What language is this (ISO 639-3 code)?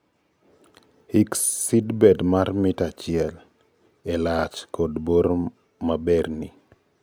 luo